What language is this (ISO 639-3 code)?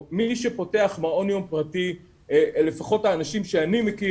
heb